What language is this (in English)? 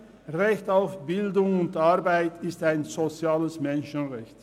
Swiss German